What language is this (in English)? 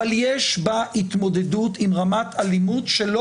Hebrew